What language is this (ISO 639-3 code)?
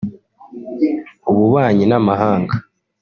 kin